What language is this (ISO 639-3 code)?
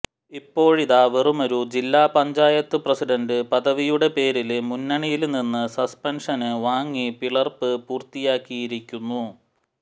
mal